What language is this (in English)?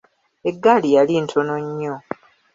Ganda